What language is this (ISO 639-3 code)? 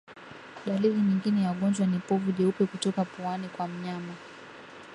swa